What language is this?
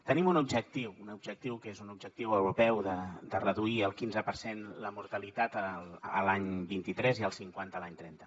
Catalan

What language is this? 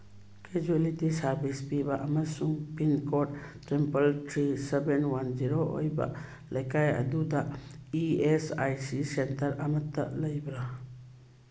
Manipuri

